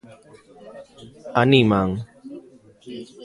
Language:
Galician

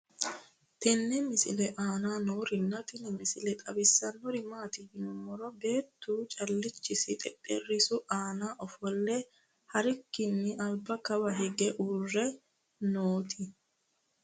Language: Sidamo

